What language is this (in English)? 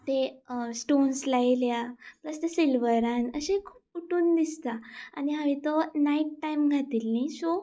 Konkani